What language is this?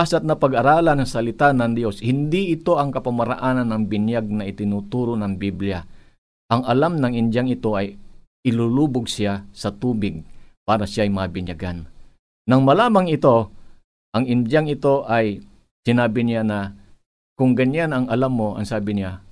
Filipino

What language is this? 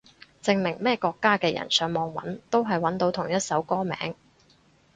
Cantonese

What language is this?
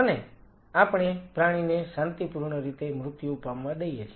Gujarati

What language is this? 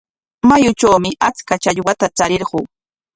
Corongo Ancash Quechua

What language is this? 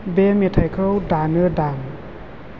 Bodo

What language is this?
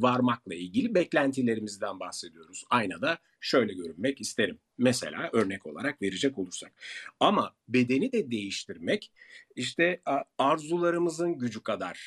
Turkish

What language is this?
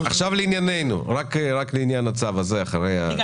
Hebrew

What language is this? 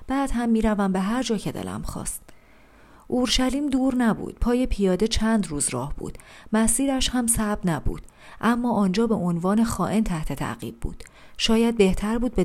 Persian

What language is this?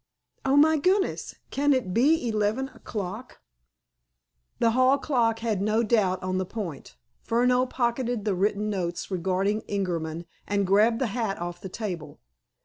English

